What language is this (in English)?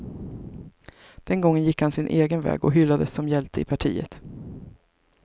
Swedish